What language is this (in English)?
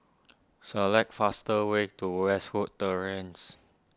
English